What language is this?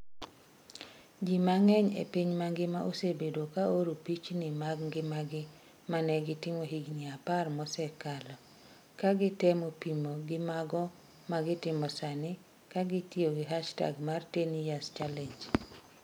Luo (Kenya and Tanzania)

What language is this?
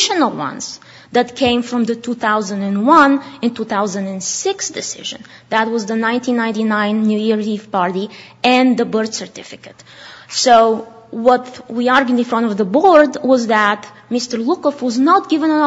English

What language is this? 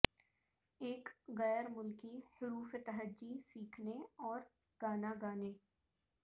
Urdu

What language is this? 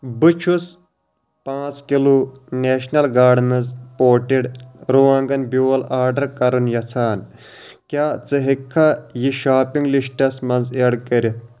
Kashmiri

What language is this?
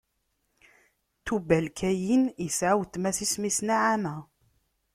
Kabyle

